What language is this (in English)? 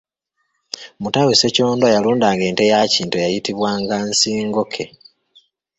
Ganda